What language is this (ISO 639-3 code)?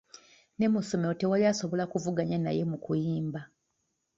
lug